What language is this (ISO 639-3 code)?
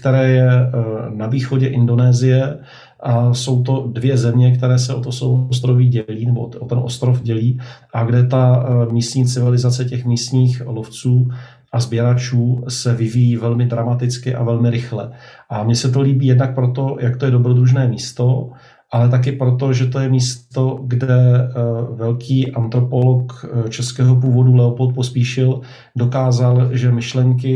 ces